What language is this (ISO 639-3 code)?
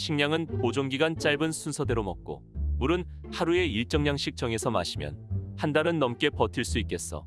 kor